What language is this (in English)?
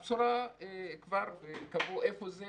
Hebrew